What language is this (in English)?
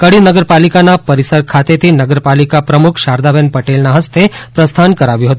Gujarati